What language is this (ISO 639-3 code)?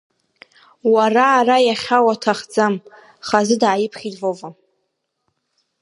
abk